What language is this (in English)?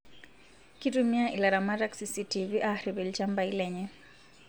Masai